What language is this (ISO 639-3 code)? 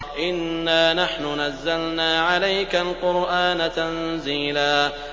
ara